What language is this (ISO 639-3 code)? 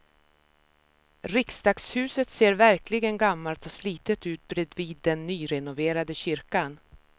swe